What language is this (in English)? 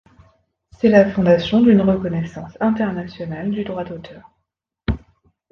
French